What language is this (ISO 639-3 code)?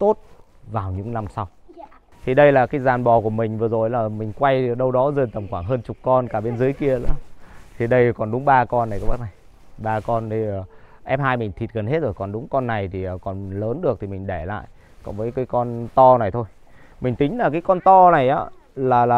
vie